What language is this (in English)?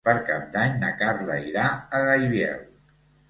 Catalan